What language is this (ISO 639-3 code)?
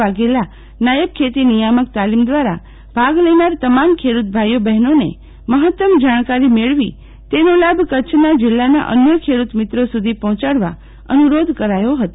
guj